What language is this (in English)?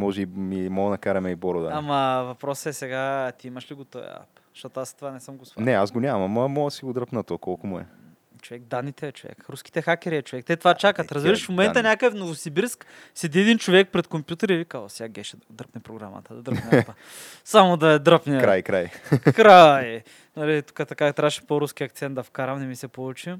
Bulgarian